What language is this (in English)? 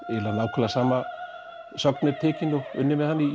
Icelandic